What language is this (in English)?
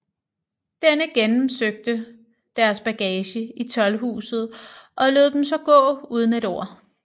Danish